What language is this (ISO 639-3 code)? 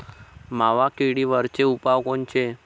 mar